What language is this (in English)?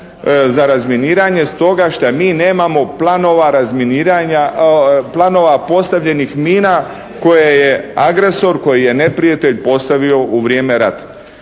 Croatian